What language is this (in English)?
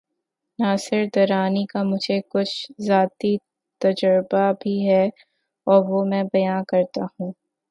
Urdu